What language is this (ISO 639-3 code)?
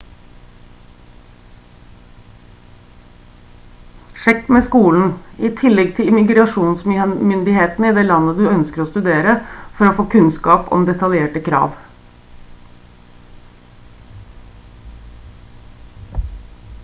nob